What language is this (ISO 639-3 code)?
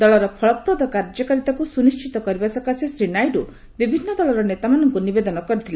ori